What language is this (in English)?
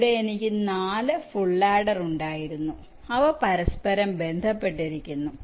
Malayalam